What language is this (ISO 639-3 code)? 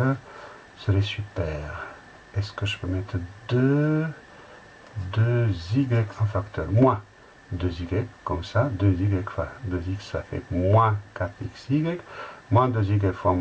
fra